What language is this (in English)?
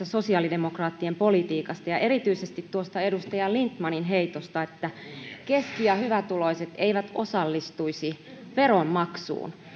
Finnish